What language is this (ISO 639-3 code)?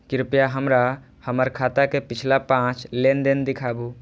mai